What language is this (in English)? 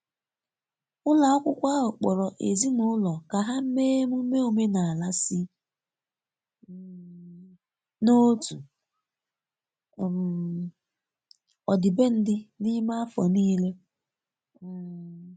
Igbo